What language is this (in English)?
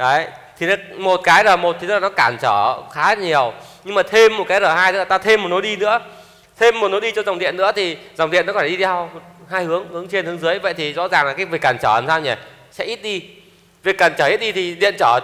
Vietnamese